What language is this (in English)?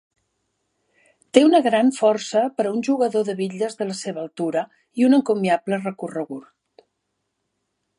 Catalan